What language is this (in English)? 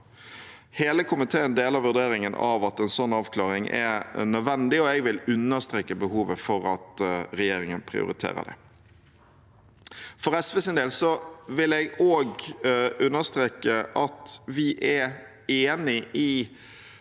Norwegian